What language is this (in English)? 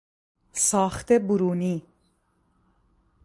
Persian